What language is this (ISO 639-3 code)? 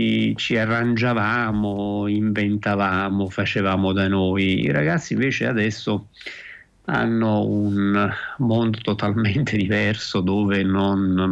ita